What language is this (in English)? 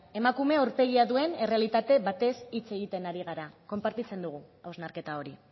Basque